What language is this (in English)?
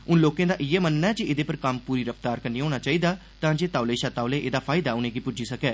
Dogri